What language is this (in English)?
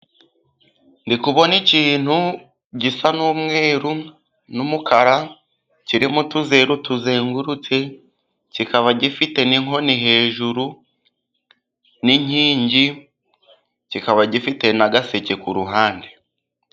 Kinyarwanda